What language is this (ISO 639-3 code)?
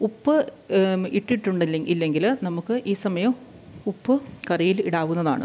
mal